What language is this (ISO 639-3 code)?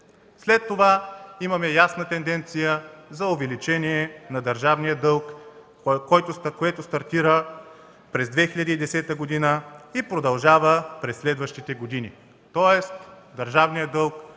bul